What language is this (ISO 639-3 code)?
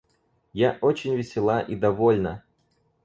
rus